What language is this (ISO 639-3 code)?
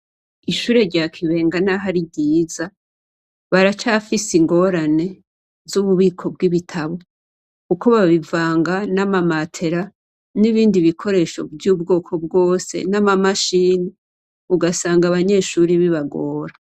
run